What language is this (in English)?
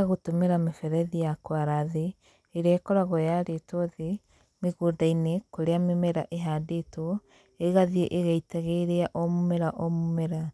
Kikuyu